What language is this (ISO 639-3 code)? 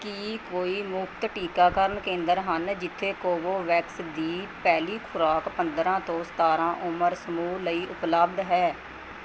pan